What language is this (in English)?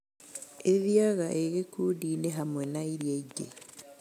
Kikuyu